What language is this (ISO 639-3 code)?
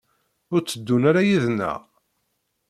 kab